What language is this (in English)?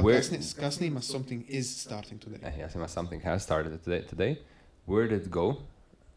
Croatian